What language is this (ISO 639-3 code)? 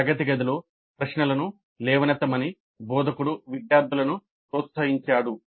tel